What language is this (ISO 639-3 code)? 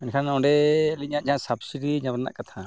sat